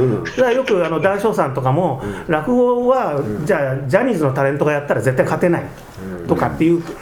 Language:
Japanese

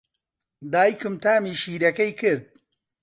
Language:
Central Kurdish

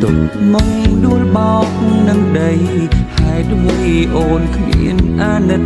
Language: Thai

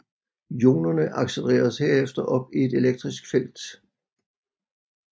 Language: Danish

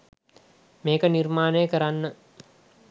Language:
Sinhala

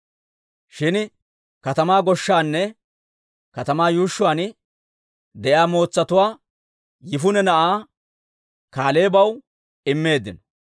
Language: Dawro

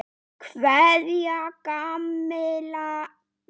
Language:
Icelandic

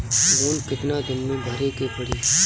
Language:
Bhojpuri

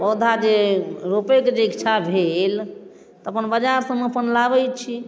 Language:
Maithili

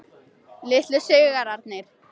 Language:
Icelandic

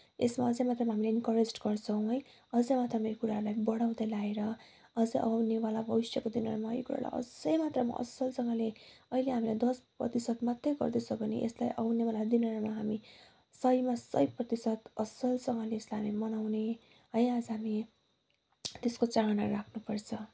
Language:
Nepali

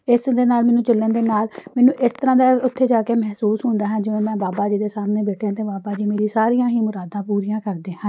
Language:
Punjabi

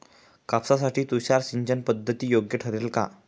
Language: Marathi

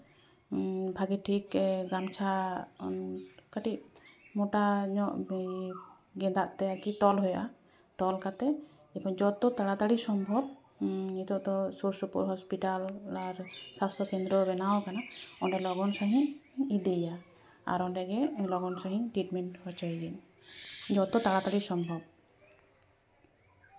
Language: Santali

